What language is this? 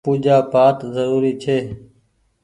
Goaria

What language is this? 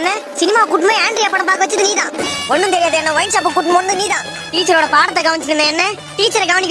Tamil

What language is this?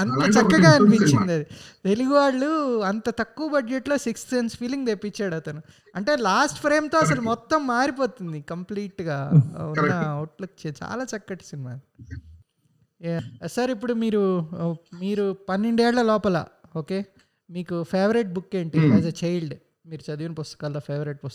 Telugu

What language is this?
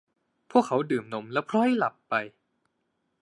Thai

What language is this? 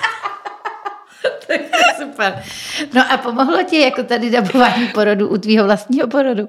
Czech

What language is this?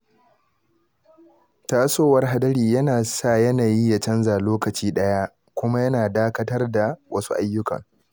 Hausa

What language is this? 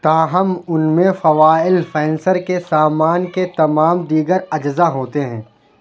Urdu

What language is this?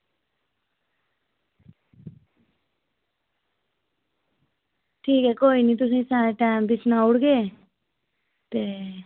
Dogri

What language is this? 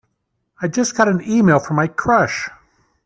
English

